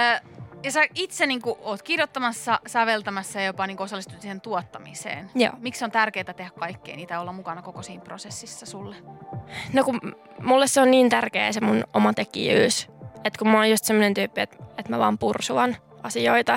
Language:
Finnish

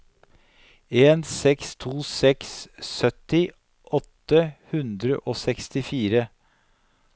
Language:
Norwegian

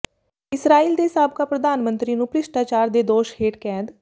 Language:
Punjabi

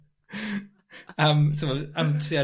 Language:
Welsh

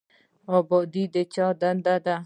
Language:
Pashto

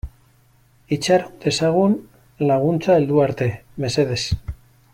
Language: Basque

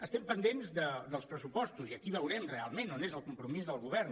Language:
Catalan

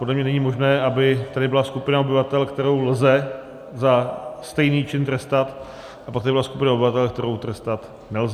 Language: Czech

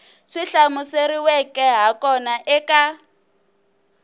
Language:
Tsonga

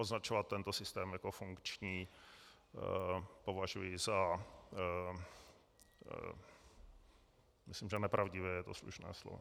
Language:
Czech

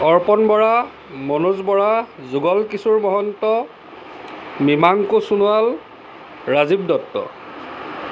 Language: Assamese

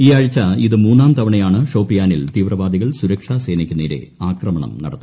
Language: Malayalam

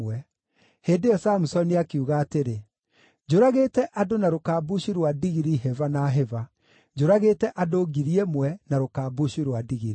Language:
Kikuyu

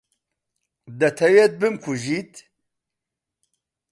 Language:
Central Kurdish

